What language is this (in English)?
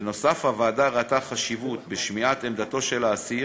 Hebrew